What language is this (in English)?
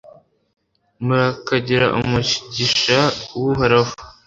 Kinyarwanda